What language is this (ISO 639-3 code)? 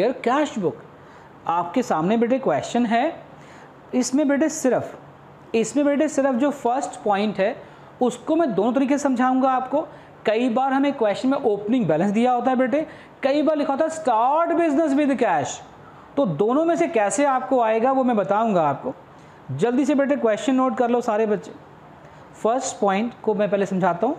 hin